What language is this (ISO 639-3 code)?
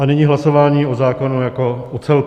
ces